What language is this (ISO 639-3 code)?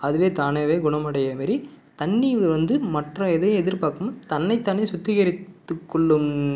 tam